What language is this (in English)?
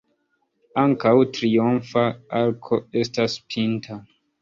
Esperanto